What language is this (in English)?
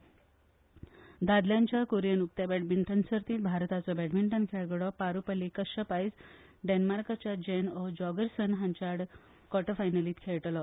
Konkani